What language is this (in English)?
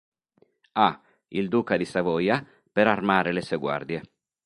Italian